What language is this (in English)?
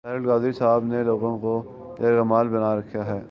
Urdu